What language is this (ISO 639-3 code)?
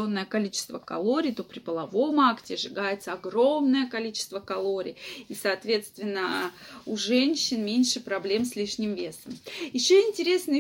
rus